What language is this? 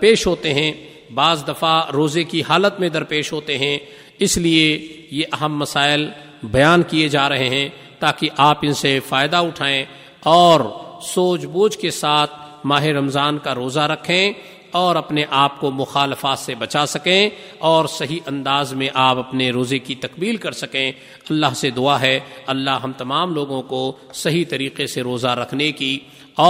Urdu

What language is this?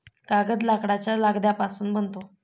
Marathi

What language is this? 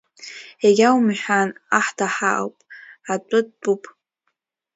Abkhazian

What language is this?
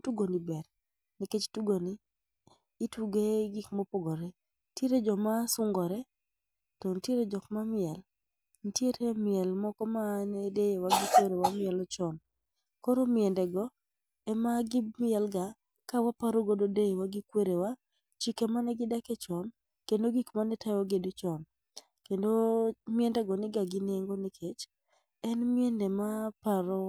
Luo (Kenya and Tanzania)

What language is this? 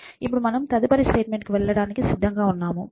Telugu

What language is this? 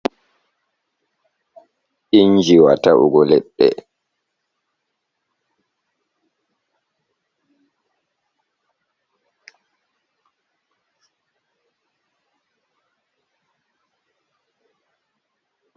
Fula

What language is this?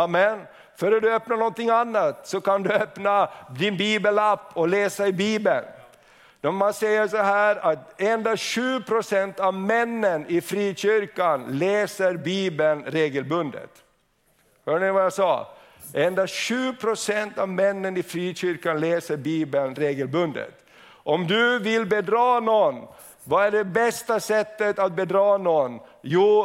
Swedish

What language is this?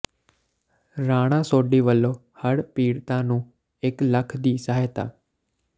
Punjabi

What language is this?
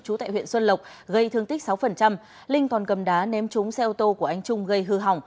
Vietnamese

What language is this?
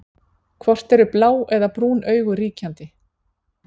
Icelandic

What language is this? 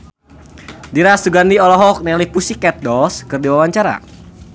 Sundanese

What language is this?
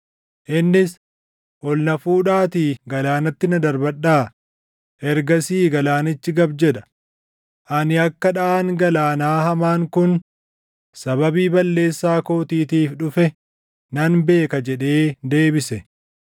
Oromo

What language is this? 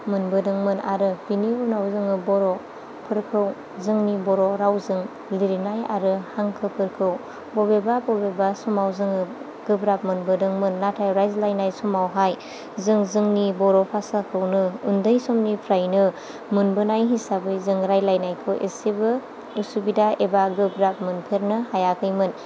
Bodo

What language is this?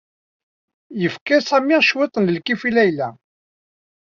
Kabyle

